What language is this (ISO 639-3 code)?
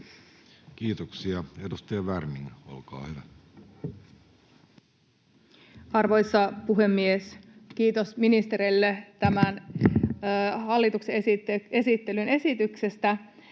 fin